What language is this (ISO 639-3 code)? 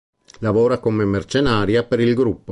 ita